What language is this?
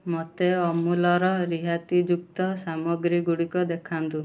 Odia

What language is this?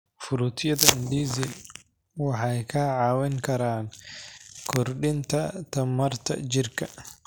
Somali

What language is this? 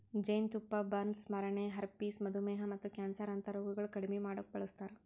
Kannada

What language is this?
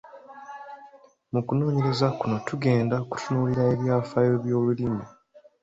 Ganda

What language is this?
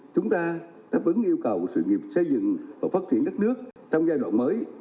Vietnamese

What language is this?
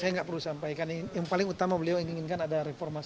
Indonesian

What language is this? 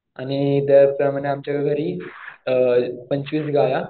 Marathi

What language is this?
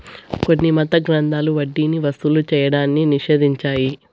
Telugu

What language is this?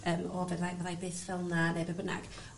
Welsh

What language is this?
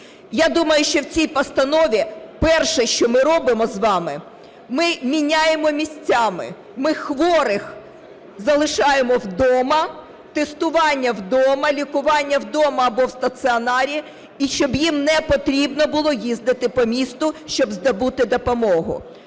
Ukrainian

